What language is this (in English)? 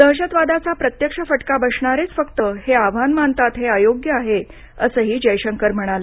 Marathi